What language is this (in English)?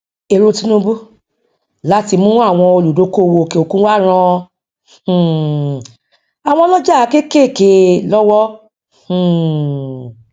Yoruba